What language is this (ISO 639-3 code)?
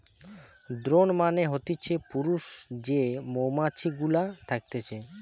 ben